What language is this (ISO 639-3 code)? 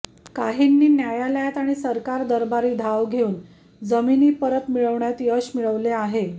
mar